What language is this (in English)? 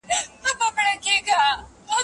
Pashto